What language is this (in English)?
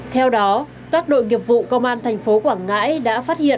Vietnamese